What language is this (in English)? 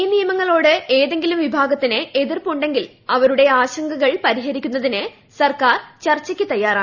Malayalam